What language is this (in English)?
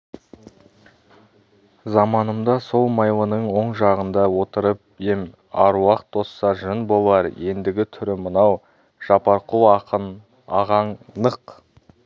Kazakh